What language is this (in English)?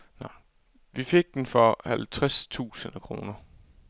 Danish